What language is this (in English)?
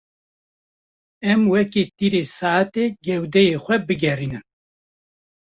Kurdish